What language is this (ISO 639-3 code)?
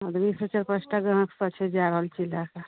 mai